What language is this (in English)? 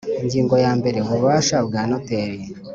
Kinyarwanda